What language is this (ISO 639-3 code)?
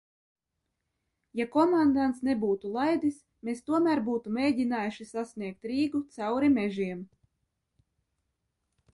lav